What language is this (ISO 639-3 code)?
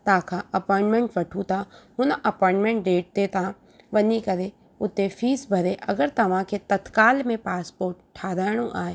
snd